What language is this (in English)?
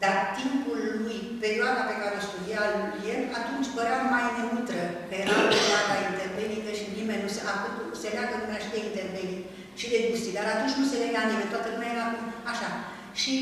Romanian